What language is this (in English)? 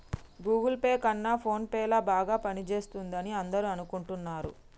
Telugu